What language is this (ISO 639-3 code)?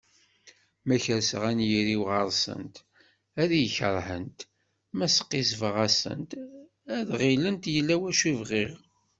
kab